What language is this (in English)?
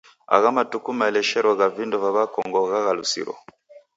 Taita